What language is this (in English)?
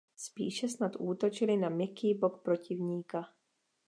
Czech